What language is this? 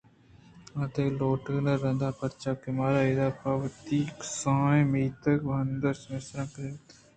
Eastern Balochi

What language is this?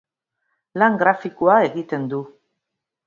Basque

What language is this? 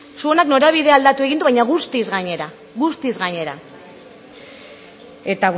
Basque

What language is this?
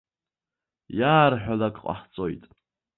Abkhazian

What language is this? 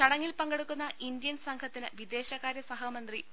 Malayalam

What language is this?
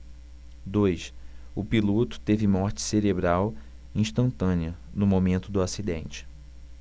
Portuguese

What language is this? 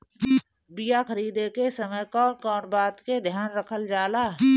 Bhojpuri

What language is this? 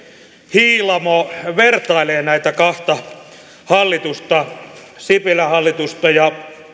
Finnish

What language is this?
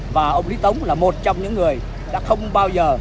Vietnamese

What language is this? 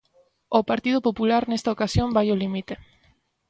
Galician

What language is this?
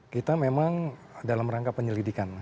Indonesian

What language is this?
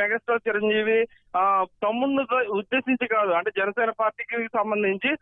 Telugu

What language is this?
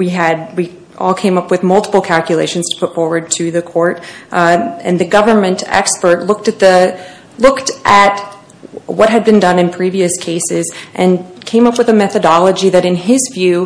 English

